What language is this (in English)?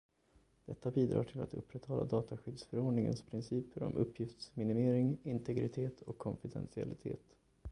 Swedish